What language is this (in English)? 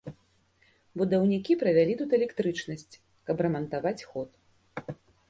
Belarusian